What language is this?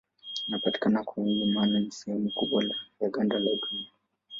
Swahili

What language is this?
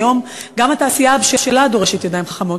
Hebrew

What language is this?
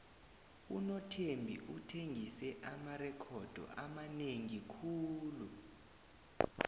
South Ndebele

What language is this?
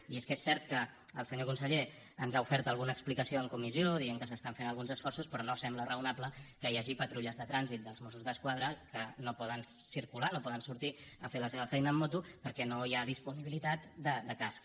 Catalan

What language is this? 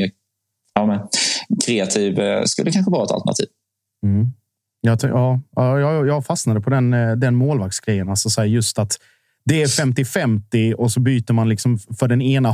Swedish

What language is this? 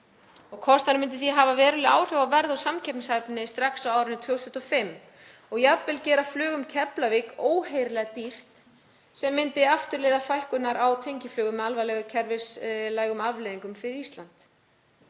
Icelandic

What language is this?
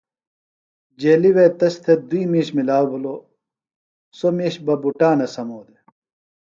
Phalura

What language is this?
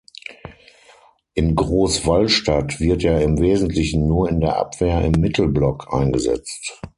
German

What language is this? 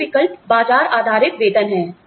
Hindi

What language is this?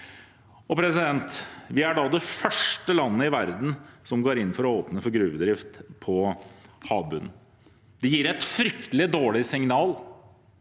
Norwegian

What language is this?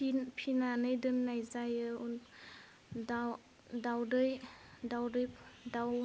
Bodo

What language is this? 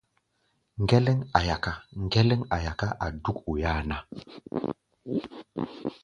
Gbaya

